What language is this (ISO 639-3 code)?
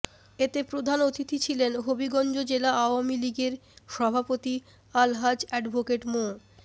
ben